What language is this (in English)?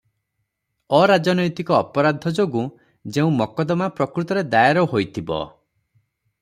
Odia